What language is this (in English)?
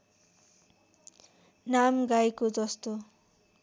Nepali